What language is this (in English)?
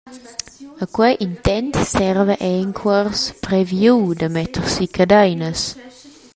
Romansh